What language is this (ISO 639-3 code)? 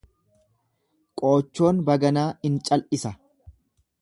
orm